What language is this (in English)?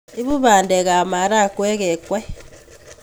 Kalenjin